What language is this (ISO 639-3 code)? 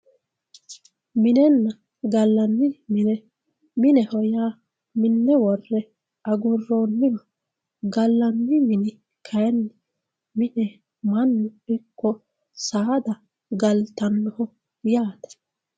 sid